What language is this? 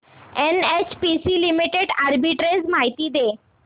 Marathi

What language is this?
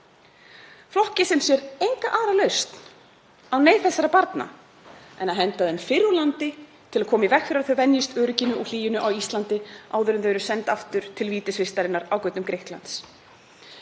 Icelandic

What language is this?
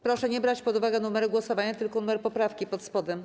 Polish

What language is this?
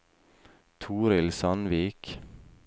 Norwegian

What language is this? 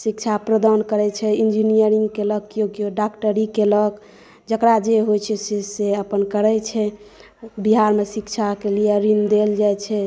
Maithili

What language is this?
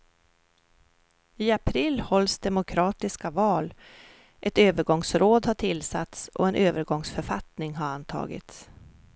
Swedish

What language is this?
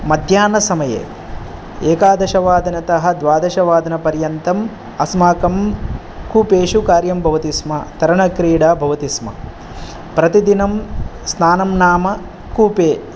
Sanskrit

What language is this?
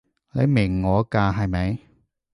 Cantonese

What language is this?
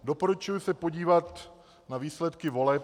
Czech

